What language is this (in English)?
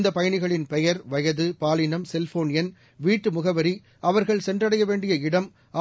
Tamil